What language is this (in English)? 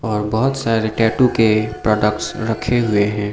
Hindi